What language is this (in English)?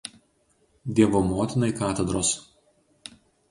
Lithuanian